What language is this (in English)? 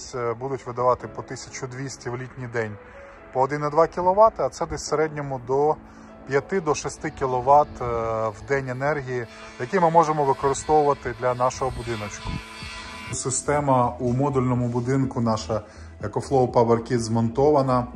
Ukrainian